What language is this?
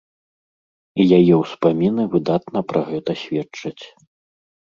Belarusian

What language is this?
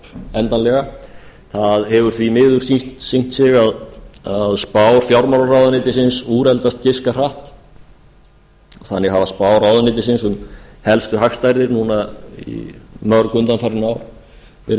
Icelandic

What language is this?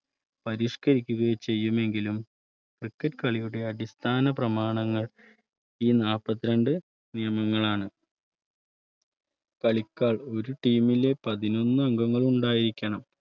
Malayalam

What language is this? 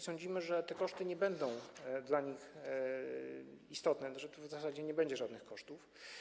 Polish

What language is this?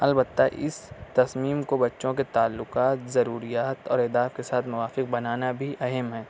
Urdu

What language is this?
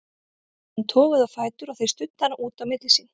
Icelandic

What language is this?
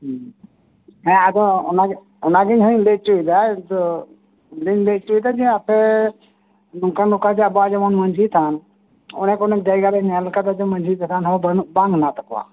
Santali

